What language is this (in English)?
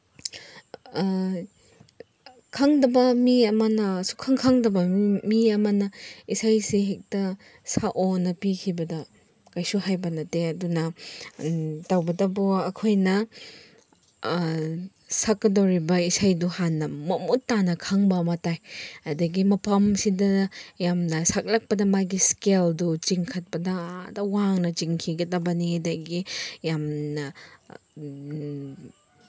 Manipuri